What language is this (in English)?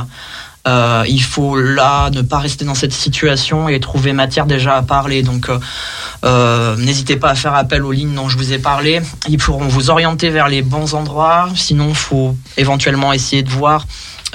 French